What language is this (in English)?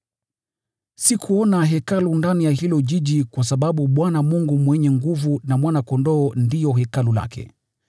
Swahili